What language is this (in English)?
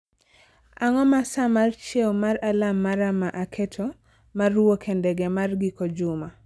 Luo (Kenya and Tanzania)